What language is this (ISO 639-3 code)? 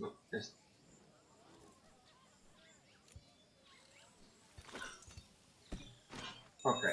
spa